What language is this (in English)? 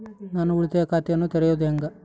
Kannada